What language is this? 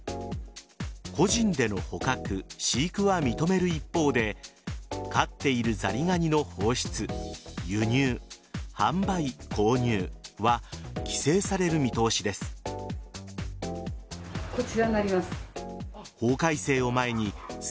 Japanese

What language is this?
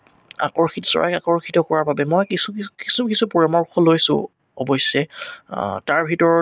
Assamese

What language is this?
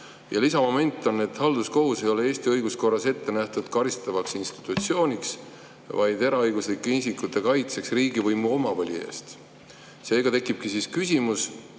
Estonian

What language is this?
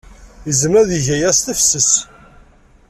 Kabyle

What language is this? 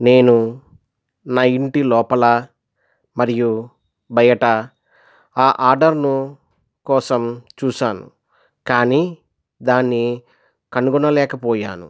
Telugu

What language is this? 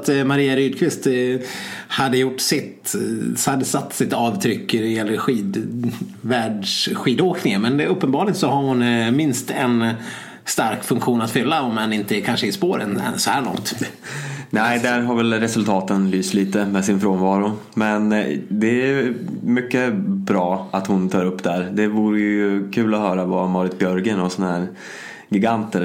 Swedish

